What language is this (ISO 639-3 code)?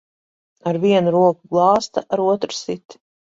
lav